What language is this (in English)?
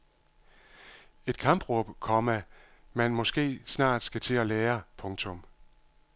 Danish